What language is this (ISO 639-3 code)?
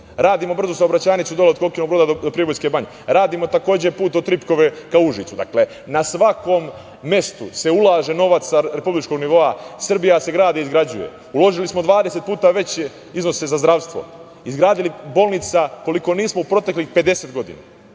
srp